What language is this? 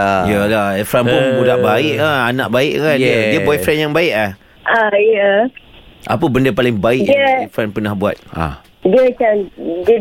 Malay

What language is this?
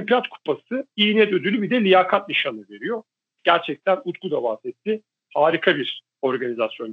Turkish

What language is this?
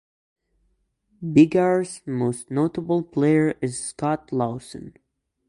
English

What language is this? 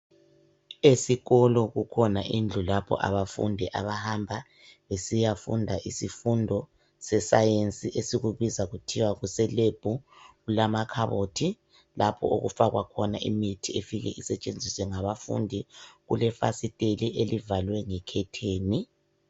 North Ndebele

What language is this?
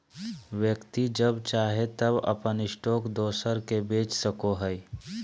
Magahi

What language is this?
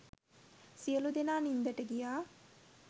Sinhala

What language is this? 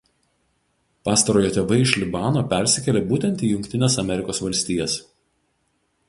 Lithuanian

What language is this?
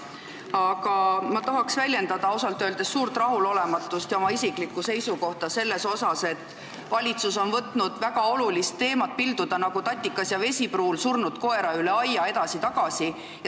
Estonian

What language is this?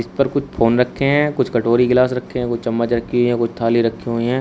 Hindi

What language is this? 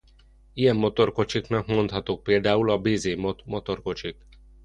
Hungarian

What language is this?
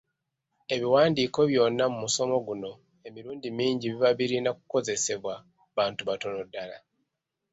Ganda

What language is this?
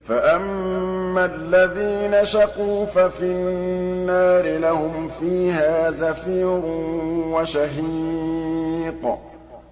Arabic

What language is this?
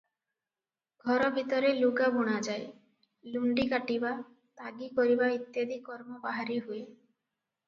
Odia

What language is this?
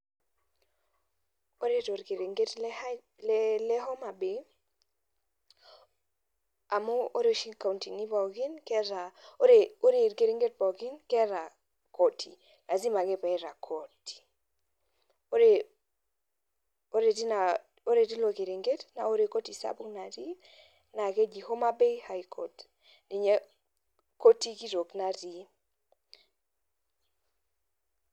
Masai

